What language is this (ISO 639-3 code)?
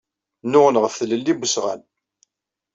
kab